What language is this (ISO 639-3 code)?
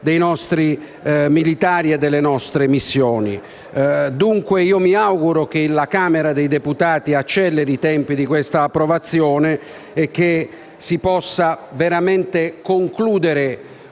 ita